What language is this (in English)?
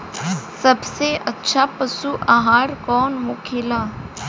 Bhojpuri